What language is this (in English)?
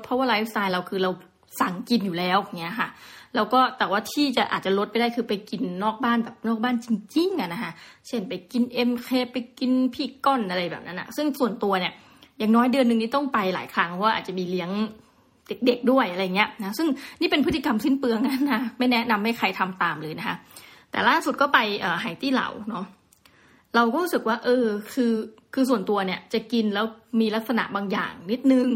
Thai